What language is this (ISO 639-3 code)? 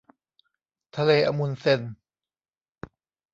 tha